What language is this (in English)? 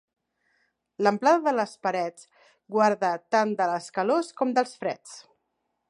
Catalan